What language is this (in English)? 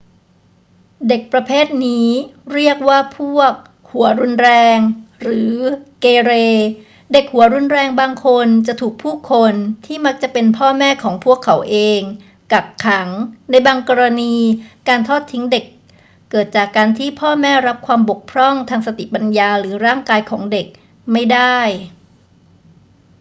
Thai